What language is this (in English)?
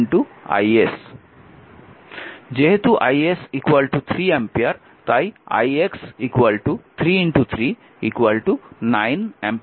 Bangla